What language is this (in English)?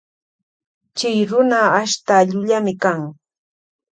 Loja Highland Quichua